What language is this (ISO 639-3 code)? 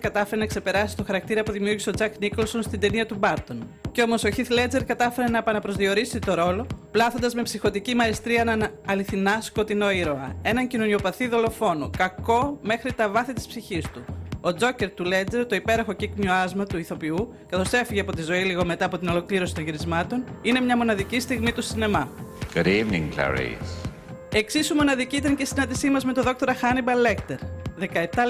ell